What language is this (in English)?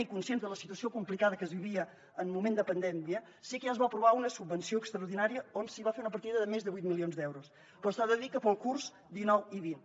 Catalan